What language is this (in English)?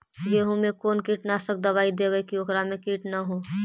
Magahi